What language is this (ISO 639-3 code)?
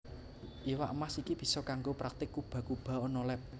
jav